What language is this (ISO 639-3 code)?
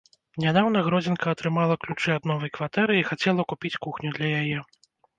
bel